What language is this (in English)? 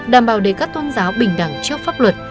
Vietnamese